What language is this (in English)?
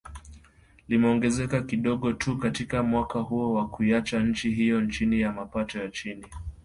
Swahili